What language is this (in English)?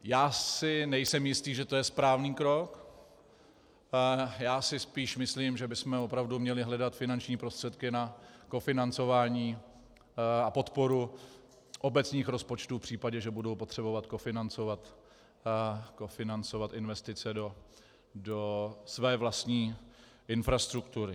Czech